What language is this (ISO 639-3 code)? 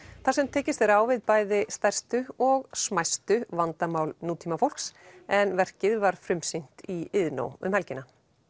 isl